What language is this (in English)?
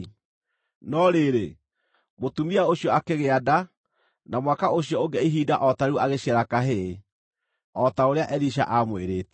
Kikuyu